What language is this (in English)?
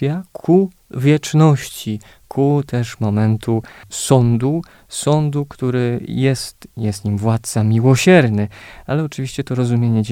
Polish